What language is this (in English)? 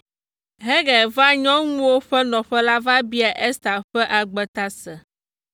Ewe